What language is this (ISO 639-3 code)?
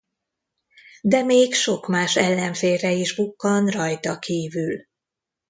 hun